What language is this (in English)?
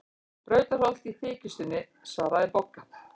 Icelandic